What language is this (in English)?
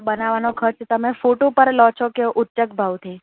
Gujarati